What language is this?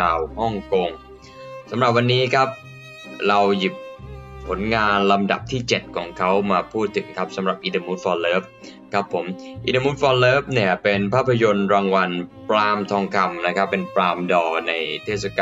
Thai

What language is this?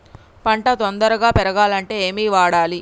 Telugu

